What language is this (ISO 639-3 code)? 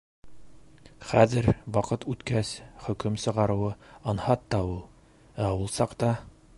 bak